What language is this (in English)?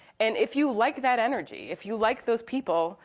English